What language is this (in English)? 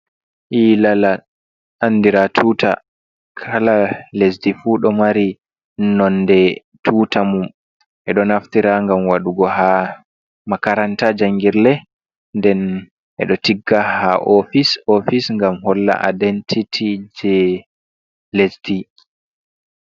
Fula